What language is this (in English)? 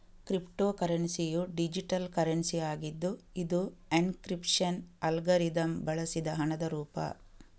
Kannada